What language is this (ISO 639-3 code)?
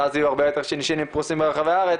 heb